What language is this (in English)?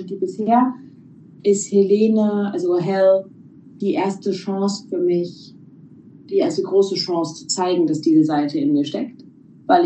German